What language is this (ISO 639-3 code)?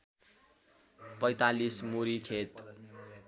nep